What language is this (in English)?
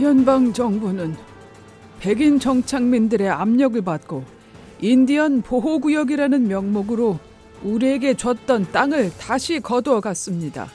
Korean